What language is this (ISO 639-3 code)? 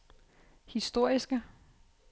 dan